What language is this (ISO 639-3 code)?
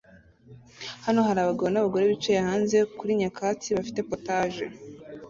kin